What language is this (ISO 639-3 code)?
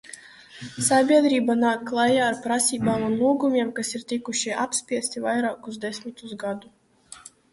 lav